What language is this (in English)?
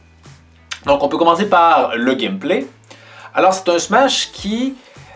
French